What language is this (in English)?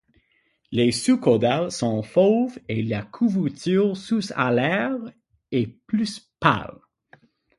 French